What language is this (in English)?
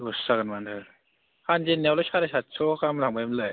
Bodo